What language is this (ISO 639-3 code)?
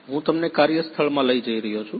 guj